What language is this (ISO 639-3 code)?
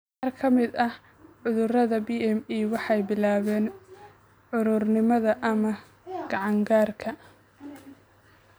som